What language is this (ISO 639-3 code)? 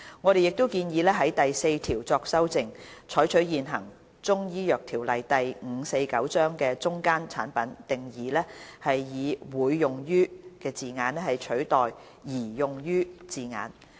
yue